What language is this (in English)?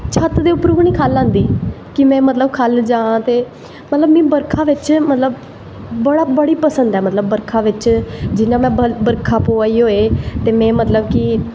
Dogri